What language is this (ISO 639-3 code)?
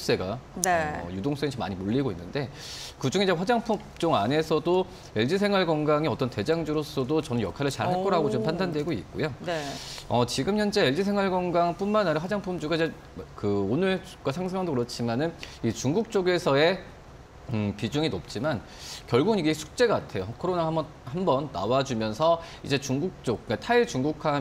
kor